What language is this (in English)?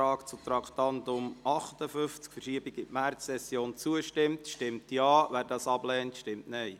Swiss German